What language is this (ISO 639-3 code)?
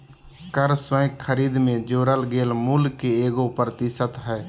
mag